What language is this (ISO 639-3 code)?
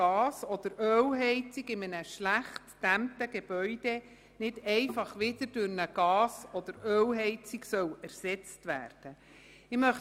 gsw